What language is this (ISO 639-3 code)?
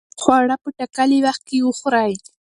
pus